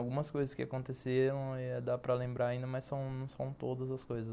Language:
Portuguese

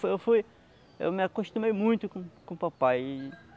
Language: Portuguese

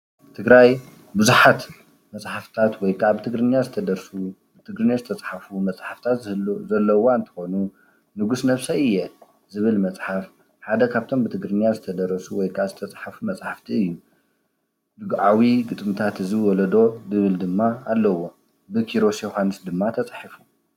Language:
Tigrinya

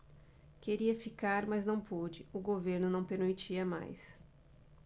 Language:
Portuguese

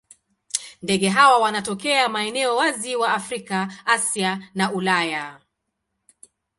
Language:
Swahili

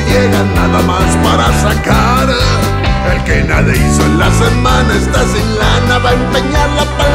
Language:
Spanish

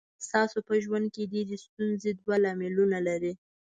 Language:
Pashto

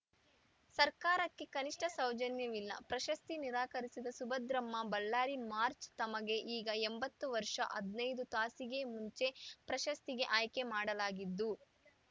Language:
Kannada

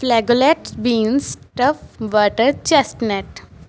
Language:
Punjabi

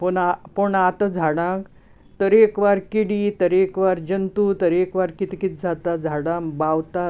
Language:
Konkani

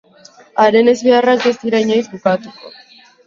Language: Basque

